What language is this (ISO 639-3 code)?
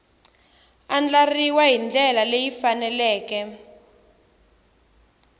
tso